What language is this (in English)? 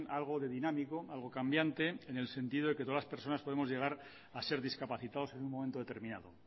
Spanish